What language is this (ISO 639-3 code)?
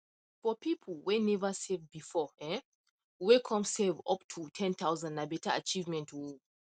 pcm